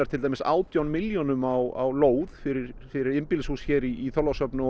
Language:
Icelandic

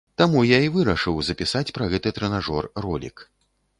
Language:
Belarusian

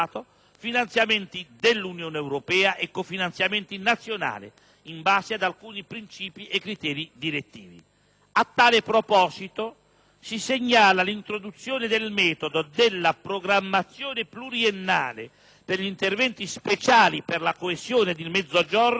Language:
Italian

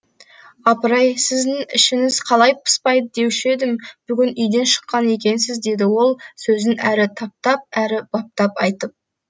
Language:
Kazakh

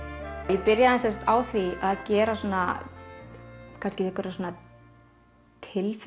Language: Icelandic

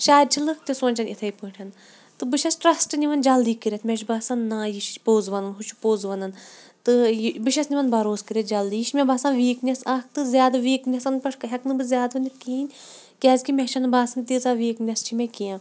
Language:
Kashmiri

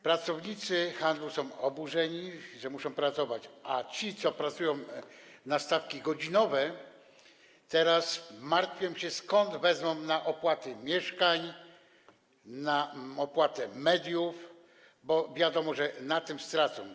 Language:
Polish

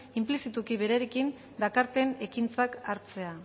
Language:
Basque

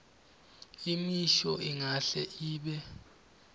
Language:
Swati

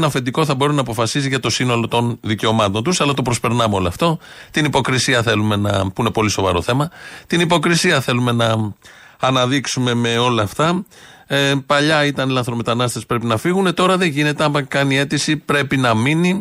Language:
Greek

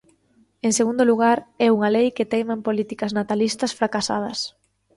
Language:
Galician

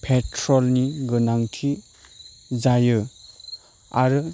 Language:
Bodo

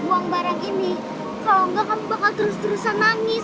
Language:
Indonesian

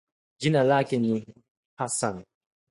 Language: Swahili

